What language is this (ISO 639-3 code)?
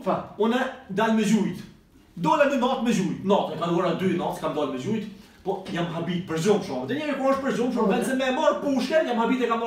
fra